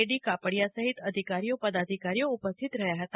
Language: Gujarati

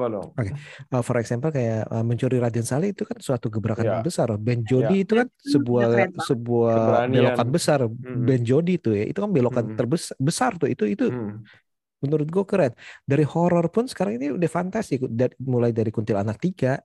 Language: Indonesian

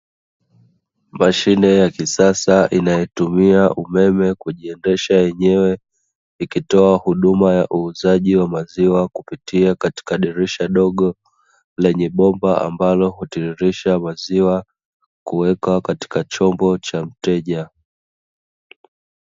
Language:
Swahili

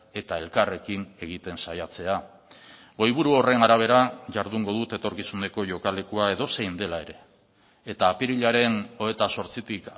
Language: Basque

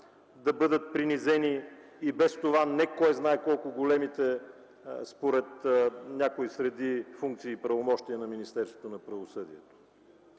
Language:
Bulgarian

